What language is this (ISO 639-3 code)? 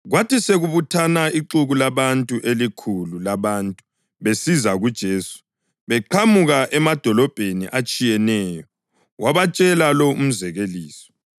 nde